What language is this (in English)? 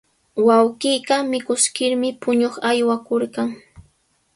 Sihuas Ancash Quechua